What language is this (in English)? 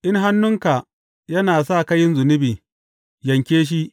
Hausa